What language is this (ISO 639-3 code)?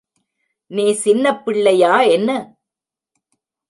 tam